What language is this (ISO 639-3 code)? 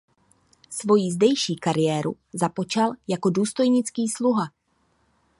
ces